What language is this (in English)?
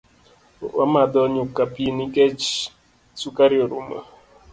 Luo (Kenya and Tanzania)